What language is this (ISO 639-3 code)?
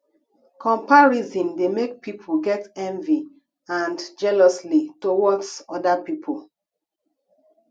pcm